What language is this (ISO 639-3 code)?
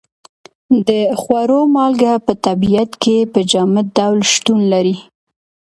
pus